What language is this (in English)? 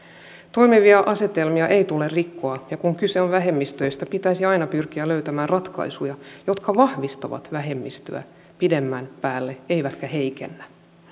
Finnish